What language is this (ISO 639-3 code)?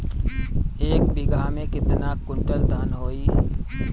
bho